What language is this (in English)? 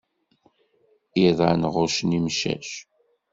Kabyle